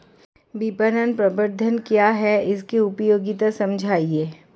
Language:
Hindi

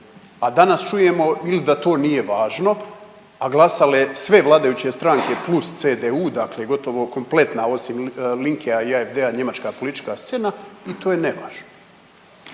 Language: Croatian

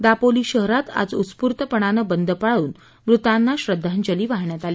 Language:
Marathi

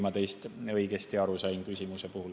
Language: Estonian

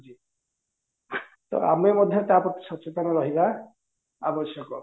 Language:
Odia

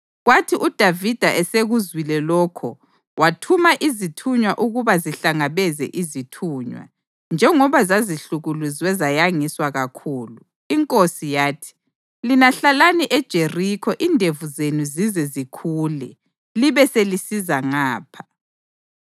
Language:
North Ndebele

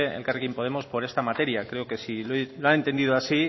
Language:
Spanish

